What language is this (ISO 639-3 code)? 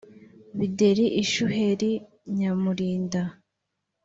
kin